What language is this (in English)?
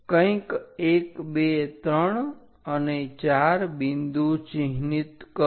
Gujarati